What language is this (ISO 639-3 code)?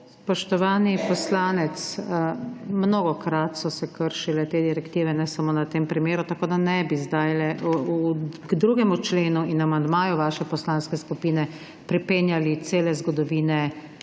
slv